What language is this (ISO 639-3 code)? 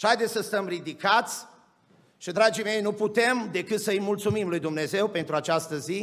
ron